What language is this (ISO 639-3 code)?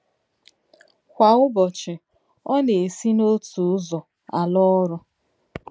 ibo